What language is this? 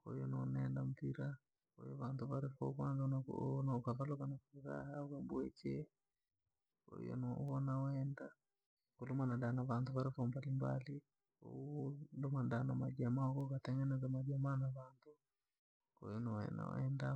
Langi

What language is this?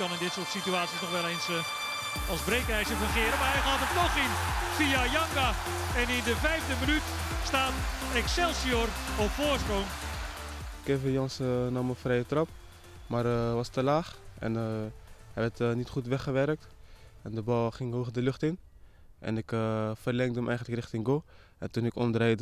Dutch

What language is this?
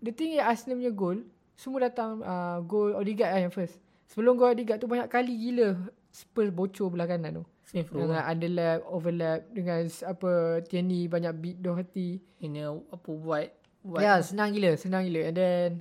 Malay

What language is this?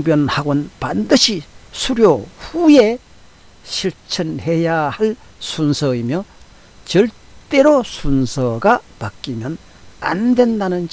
Korean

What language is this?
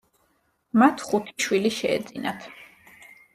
Georgian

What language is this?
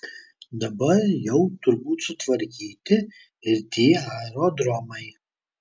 Lithuanian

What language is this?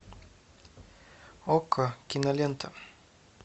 Russian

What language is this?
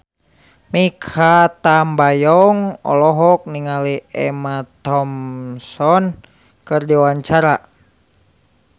Sundanese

